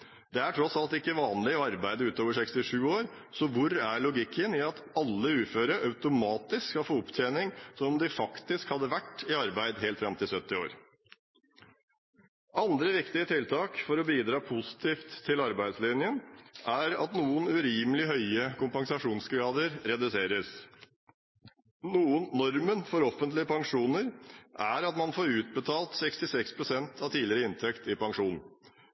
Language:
Norwegian Bokmål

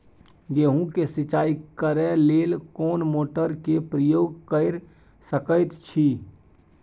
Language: Maithili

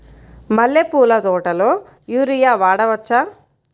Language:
Telugu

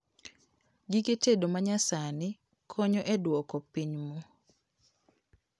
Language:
Luo (Kenya and Tanzania)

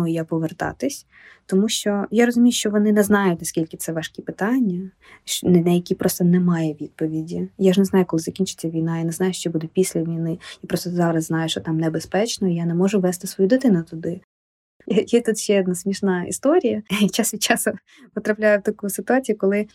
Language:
Ukrainian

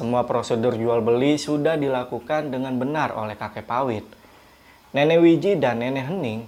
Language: Indonesian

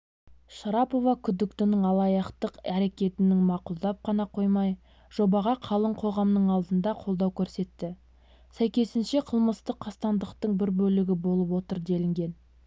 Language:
Kazakh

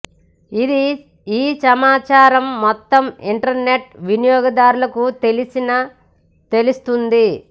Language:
Telugu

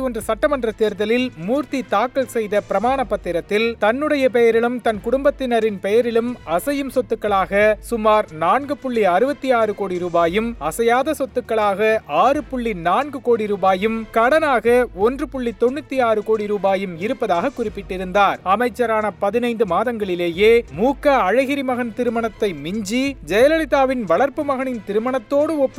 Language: Tamil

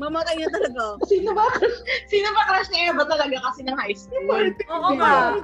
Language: Filipino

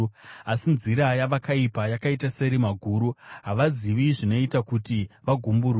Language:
Shona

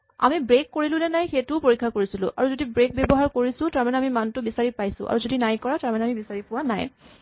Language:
Assamese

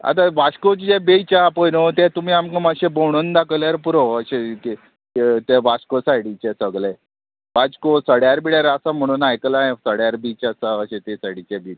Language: Konkani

